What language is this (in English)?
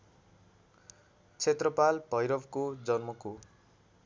Nepali